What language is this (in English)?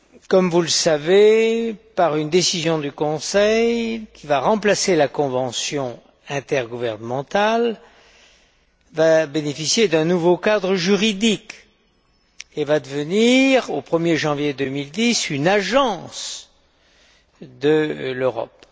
French